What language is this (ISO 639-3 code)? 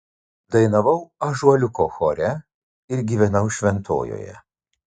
lit